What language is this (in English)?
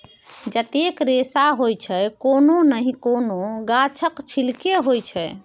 Maithili